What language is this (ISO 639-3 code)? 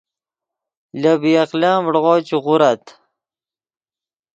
ydg